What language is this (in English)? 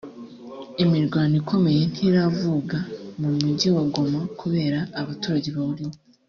Kinyarwanda